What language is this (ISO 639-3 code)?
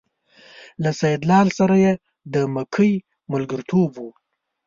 pus